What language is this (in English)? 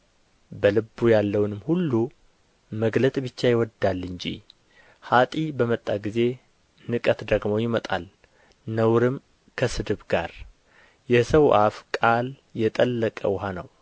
Amharic